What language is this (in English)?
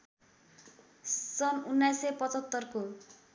Nepali